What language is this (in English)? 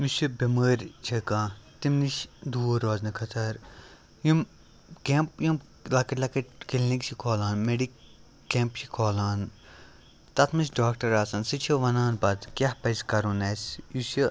Kashmiri